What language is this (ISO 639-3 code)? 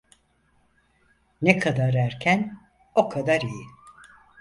tur